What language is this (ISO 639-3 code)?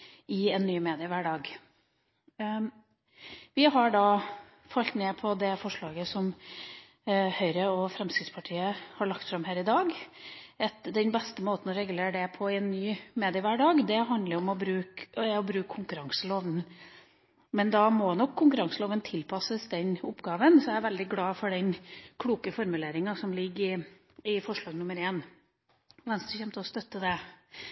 nob